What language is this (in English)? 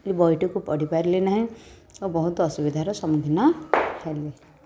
Odia